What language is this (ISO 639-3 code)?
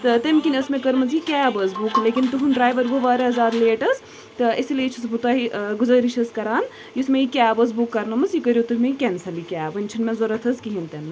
kas